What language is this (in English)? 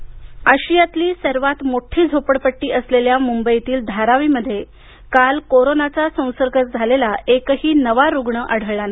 Marathi